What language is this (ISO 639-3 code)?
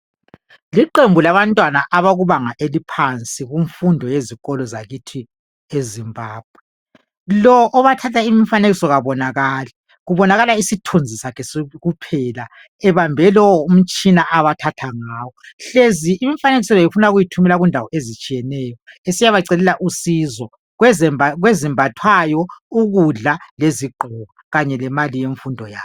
nde